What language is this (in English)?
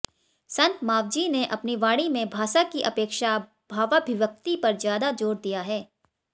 Hindi